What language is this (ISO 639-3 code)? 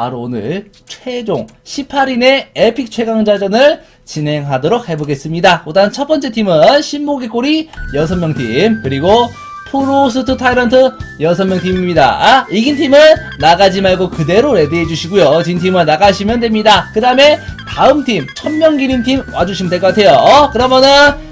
kor